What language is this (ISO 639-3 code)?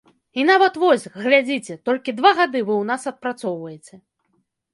bel